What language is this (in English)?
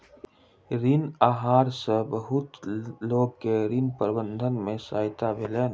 Maithili